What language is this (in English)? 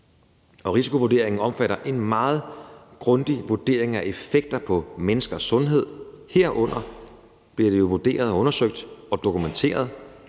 Danish